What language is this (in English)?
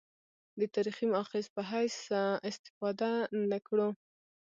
Pashto